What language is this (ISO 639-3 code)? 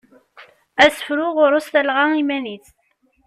kab